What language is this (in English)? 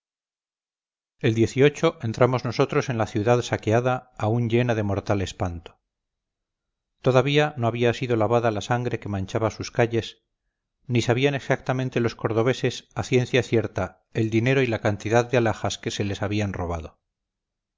Spanish